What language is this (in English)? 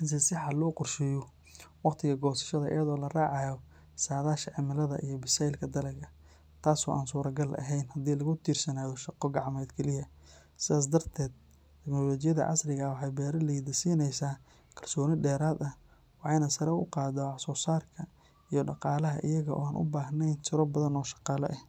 Somali